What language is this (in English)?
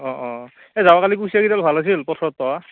Assamese